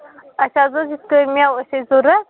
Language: Kashmiri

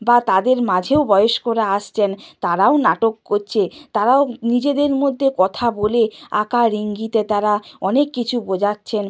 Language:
Bangla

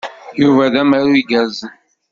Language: Kabyle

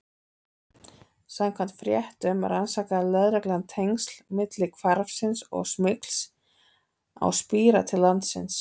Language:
Icelandic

